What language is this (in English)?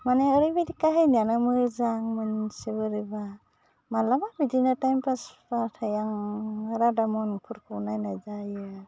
Bodo